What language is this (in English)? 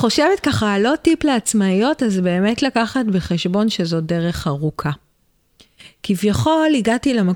Hebrew